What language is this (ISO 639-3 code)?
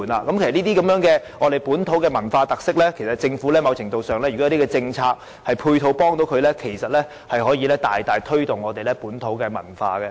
yue